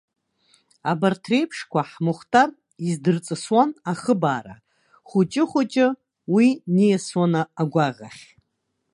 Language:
Abkhazian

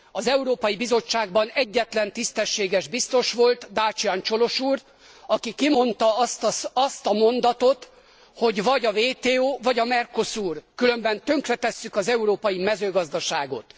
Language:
Hungarian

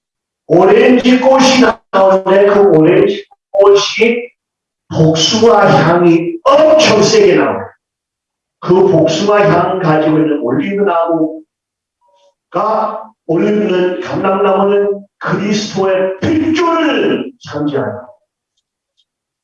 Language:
Korean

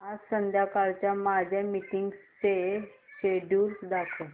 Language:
Marathi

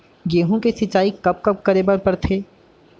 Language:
Chhattisgarhi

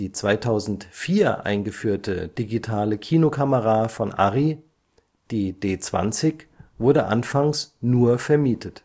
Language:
German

